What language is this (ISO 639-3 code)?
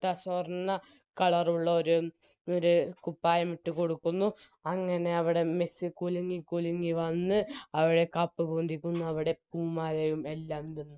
mal